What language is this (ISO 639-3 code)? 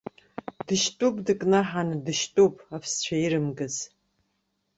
abk